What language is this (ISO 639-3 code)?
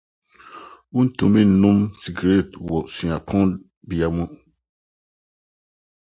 aka